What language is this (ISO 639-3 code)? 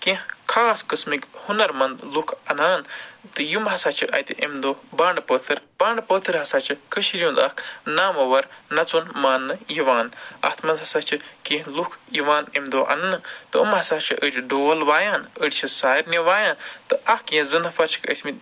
kas